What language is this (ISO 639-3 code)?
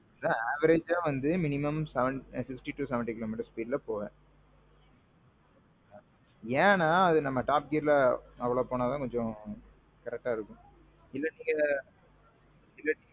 tam